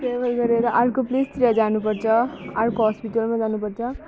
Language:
Nepali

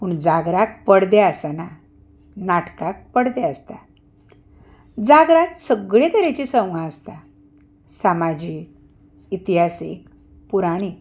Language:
Konkani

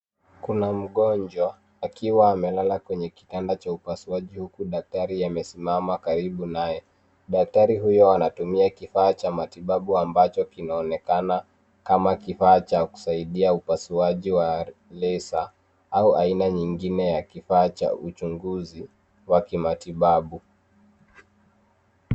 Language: Swahili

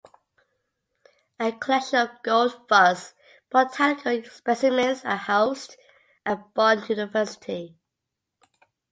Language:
English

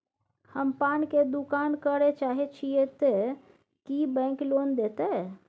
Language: Maithili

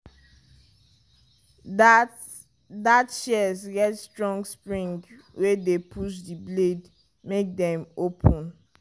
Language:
Nigerian Pidgin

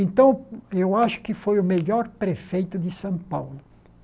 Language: Portuguese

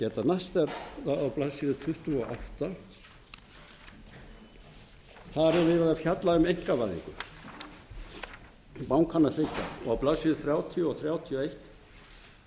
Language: Icelandic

